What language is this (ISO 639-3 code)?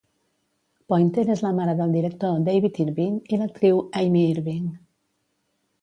cat